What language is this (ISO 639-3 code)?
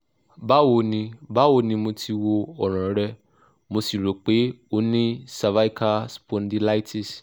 yor